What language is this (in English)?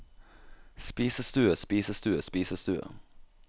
Norwegian